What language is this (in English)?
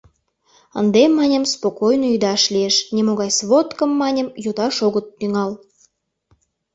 Mari